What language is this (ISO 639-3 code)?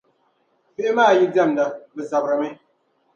dag